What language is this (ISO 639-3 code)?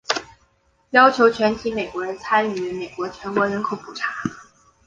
zho